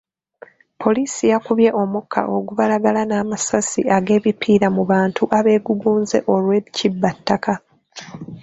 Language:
Ganda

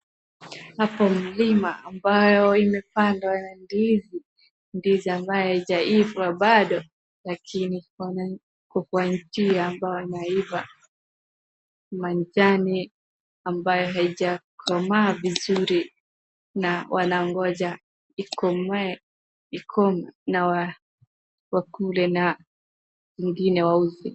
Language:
Swahili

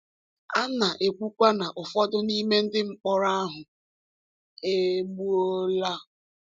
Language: Igbo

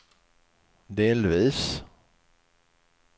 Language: Swedish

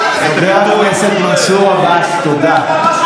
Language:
Hebrew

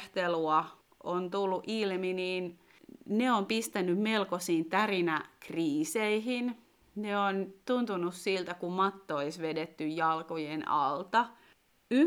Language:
Finnish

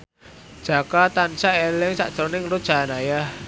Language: Javanese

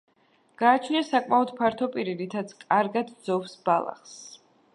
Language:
Georgian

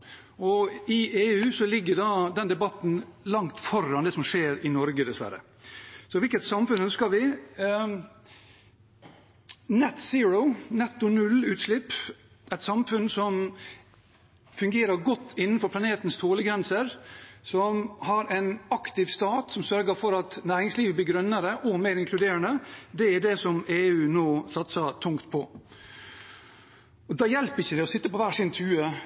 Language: Norwegian Bokmål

